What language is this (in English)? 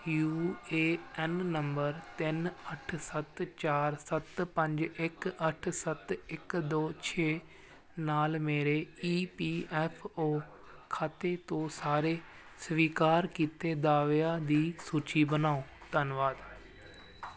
Punjabi